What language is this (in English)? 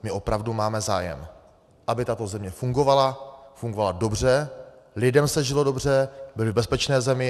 Czech